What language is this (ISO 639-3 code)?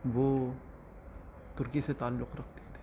urd